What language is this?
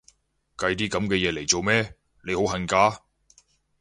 Cantonese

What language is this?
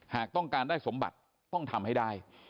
Thai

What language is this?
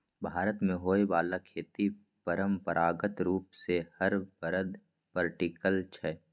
Maithili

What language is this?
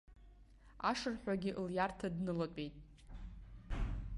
Abkhazian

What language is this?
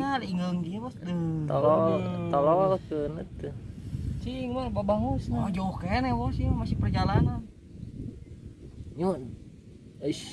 Indonesian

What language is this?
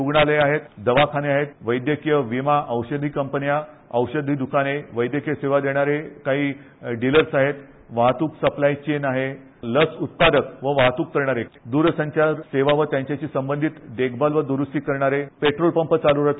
Marathi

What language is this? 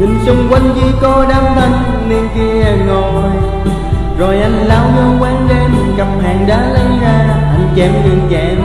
Vietnamese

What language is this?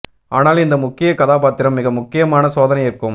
Tamil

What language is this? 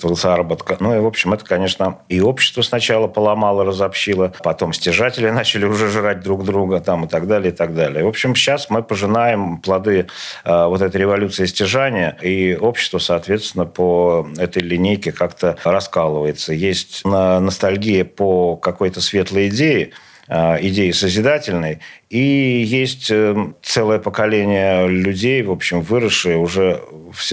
Russian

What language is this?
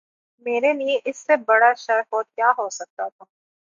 Urdu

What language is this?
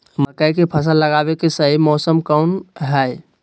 Magahi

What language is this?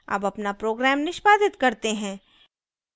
Hindi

